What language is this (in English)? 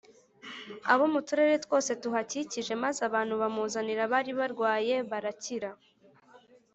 Kinyarwanda